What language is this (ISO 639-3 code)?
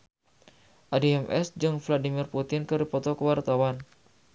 sun